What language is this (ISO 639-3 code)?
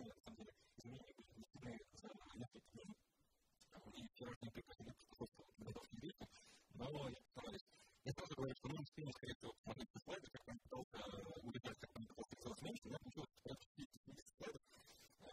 rus